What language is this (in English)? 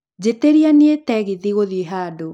Kikuyu